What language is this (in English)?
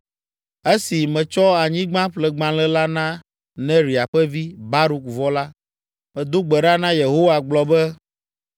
Ewe